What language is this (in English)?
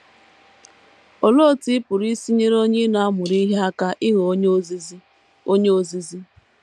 Igbo